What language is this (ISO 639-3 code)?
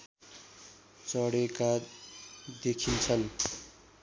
nep